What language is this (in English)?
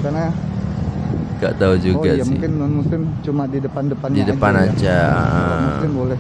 Indonesian